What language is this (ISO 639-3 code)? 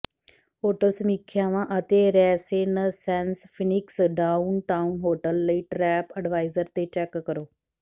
pan